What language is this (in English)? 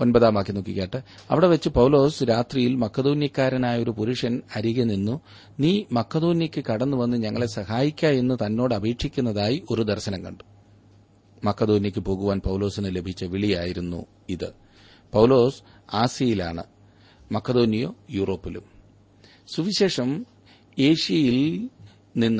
Malayalam